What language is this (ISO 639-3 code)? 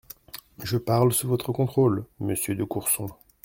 fra